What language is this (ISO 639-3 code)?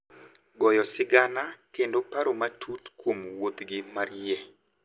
luo